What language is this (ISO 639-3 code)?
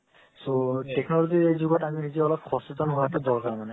asm